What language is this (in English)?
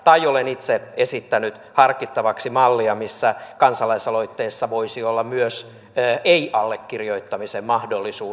Finnish